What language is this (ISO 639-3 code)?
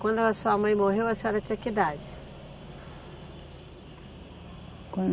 por